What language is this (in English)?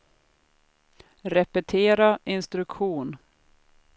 Swedish